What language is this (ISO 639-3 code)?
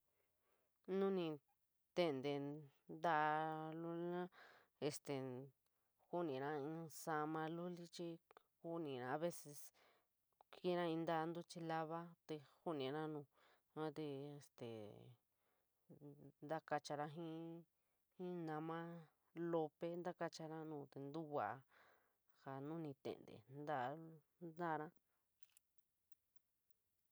mig